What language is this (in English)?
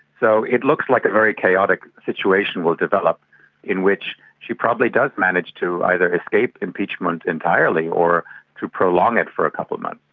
English